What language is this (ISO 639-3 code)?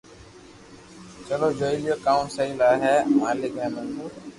lrk